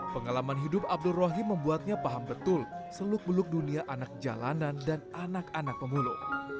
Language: Indonesian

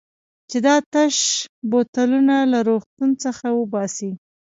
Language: Pashto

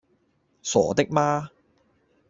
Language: Cantonese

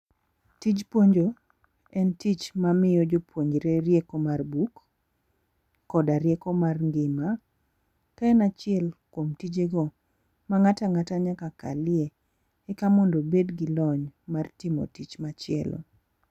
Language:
Luo (Kenya and Tanzania)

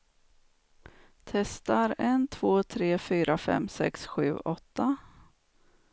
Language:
Swedish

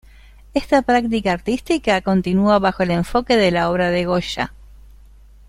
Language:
Spanish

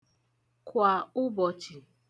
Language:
Igbo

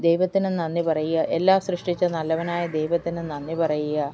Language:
Malayalam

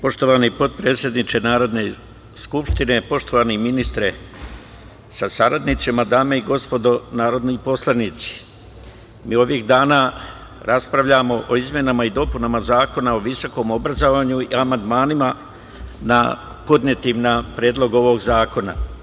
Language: Serbian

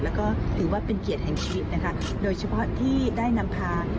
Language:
Thai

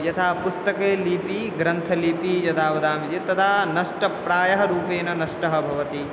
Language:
Sanskrit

